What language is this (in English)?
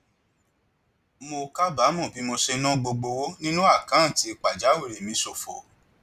Yoruba